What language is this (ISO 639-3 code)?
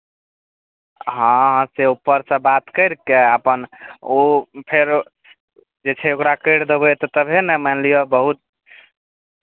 mai